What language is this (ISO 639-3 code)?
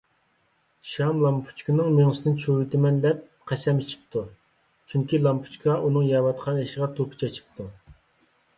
uig